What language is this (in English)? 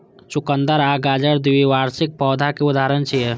Maithili